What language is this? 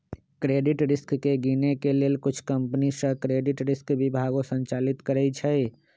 Magahi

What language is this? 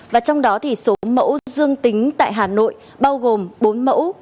Vietnamese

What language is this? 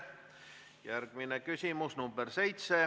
Estonian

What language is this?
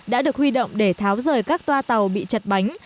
Vietnamese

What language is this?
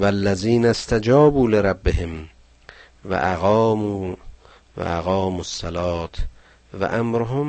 Persian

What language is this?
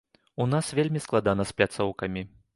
Belarusian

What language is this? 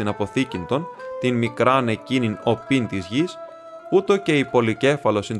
Greek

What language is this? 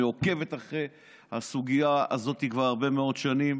Hebrew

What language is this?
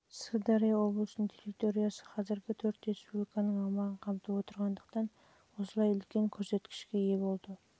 Kazakh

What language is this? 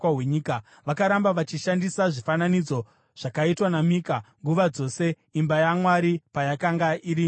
Shona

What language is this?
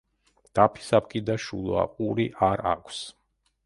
Georgian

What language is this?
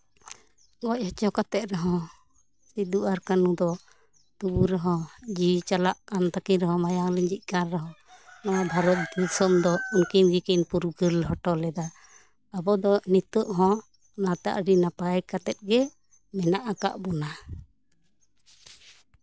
Santali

